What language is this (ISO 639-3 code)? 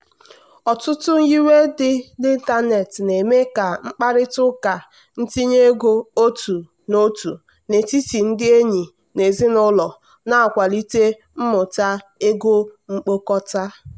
ibo